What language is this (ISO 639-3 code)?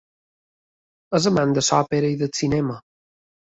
cat